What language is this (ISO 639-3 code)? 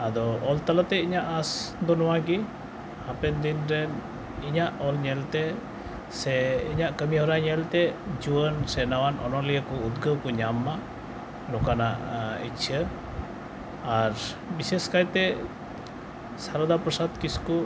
sat